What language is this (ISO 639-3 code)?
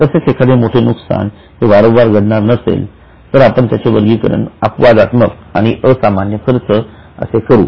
mar